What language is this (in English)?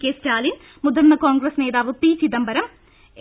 Malayalam